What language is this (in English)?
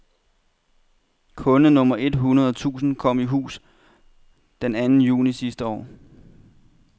Danish